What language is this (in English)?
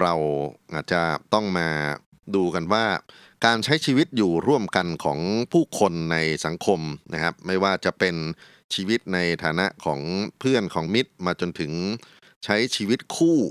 Thai